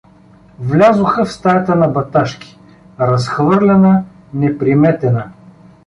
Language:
Bulgarian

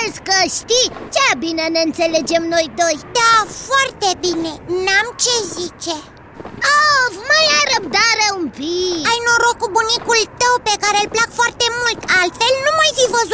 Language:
Romanian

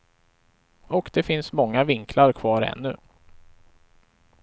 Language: Swedish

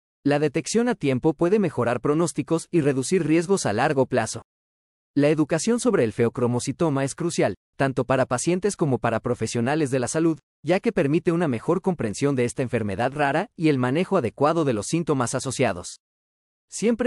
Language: Spanish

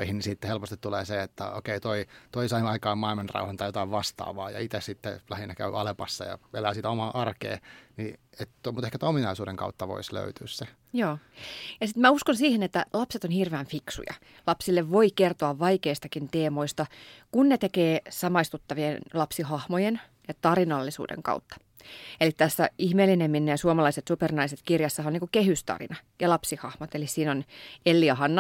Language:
Finnish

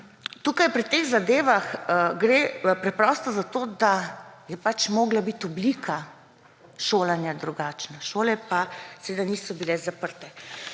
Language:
Slovenian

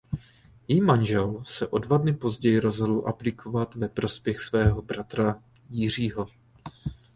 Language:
Czech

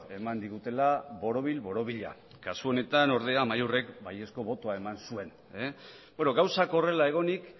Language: Basque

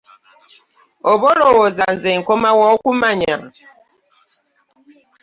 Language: Ganda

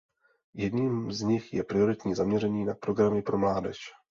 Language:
Czech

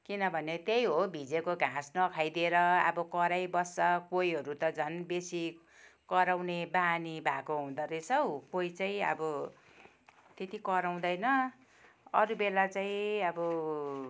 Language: Nepali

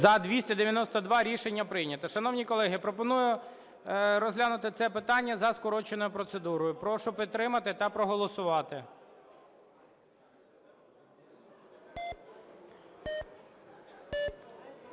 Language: Ukrainian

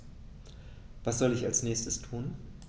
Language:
German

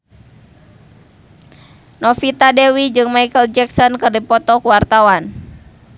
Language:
Sundanese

